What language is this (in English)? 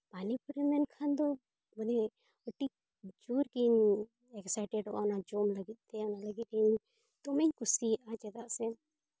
Santali